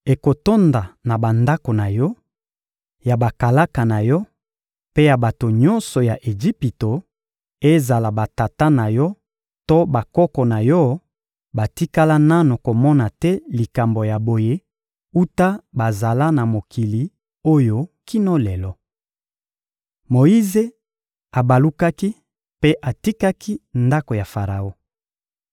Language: Lingala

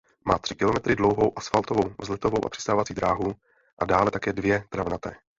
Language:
Czech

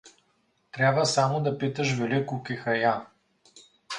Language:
Bulgarian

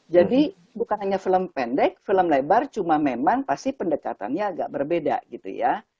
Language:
Indonesian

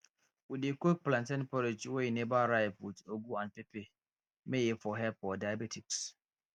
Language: Nigerian Pidgin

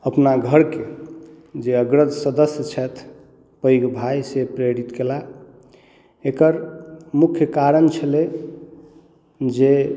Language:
Maithili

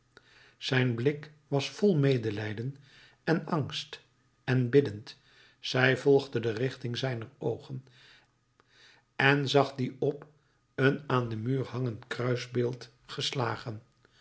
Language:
Dutch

